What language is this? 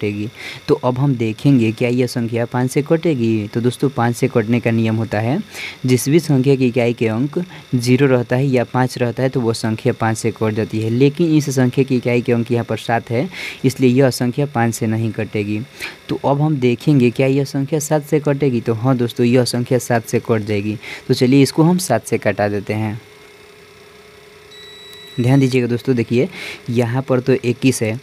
Hindi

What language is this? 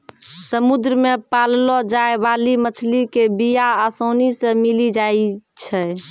Maithili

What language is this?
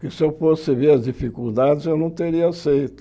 Portuguese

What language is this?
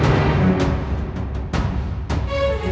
Indonesian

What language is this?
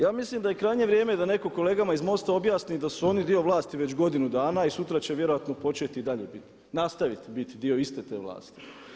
Croatian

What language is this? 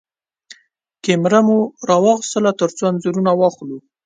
Pashto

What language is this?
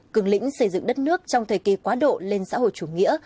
Vietnamese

